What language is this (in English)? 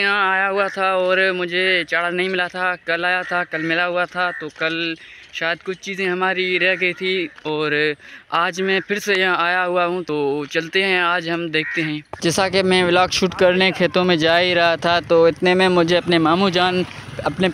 Hindi